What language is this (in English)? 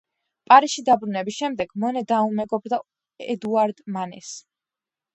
Georgian